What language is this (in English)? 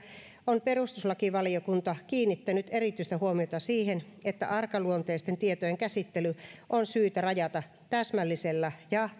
Finnish